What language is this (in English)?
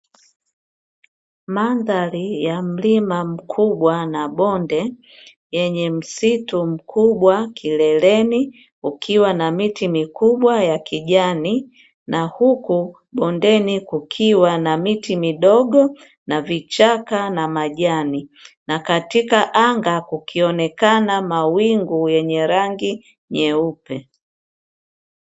Swahili